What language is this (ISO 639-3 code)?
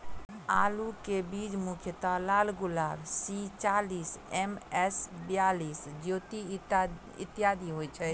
mai